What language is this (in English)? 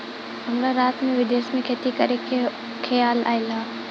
Bhojpuri